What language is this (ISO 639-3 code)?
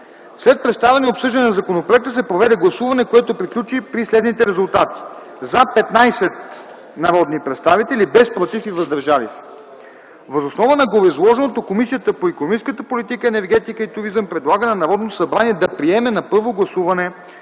bul